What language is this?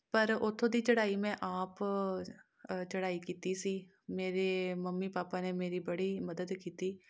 Punjabi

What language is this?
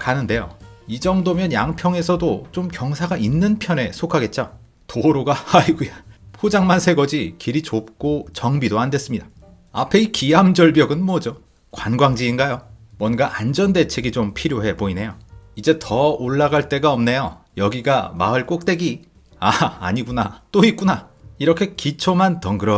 Korean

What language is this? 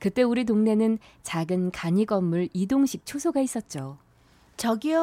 Korean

